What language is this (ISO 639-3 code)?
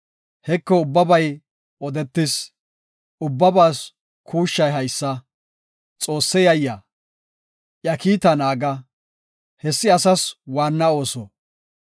gof